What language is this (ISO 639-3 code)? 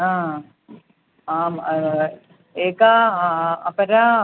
san